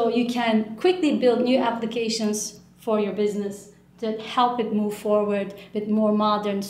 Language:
English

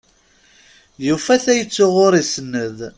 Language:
Kabyle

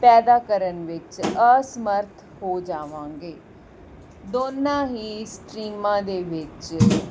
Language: Punjabi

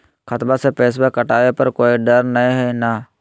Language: Magahi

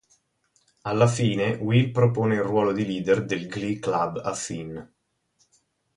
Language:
Italian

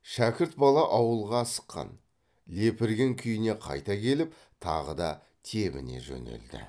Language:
Kazakh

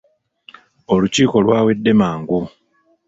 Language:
Ganda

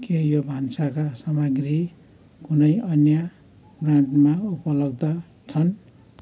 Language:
Nepali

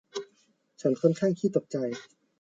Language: Thai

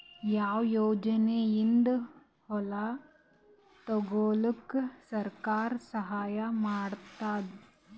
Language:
Kannada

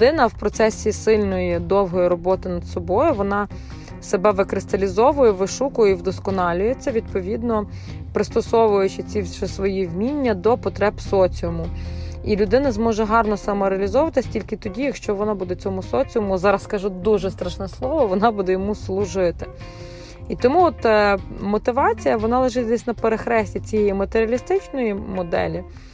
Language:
Ukrainian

